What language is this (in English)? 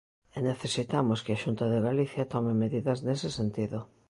Galician